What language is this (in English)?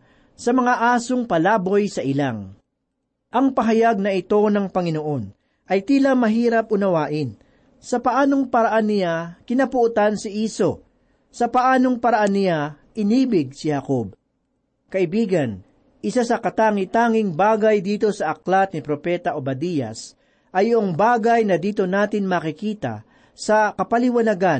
Filipino